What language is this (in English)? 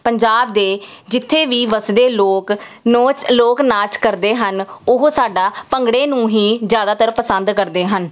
Punjabi